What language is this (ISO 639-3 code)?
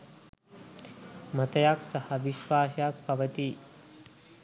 sin